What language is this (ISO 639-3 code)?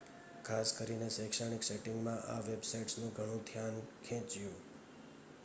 guj